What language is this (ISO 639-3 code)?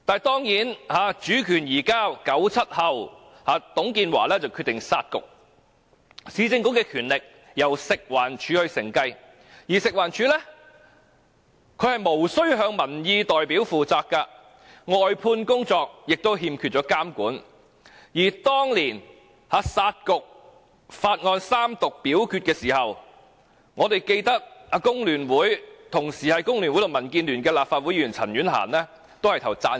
yue